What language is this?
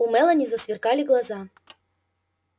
Russian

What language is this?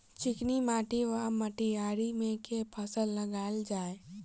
Maithili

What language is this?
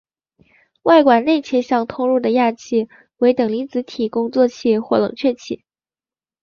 Chinese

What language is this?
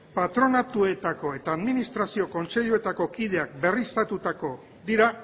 Basque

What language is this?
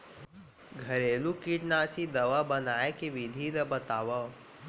Chhattisgarhi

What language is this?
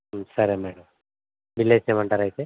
Telugu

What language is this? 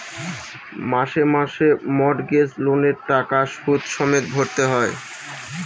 Bangla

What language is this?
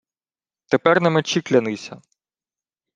Ukrainian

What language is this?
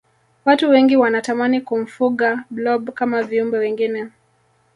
Swahili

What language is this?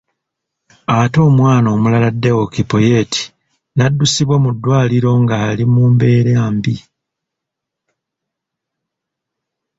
Ganda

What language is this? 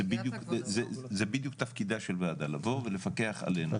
Hebrew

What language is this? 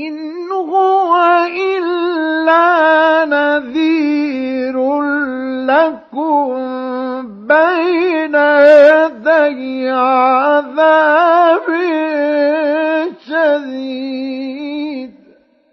Arabic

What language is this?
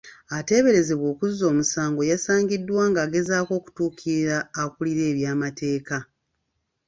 Ganda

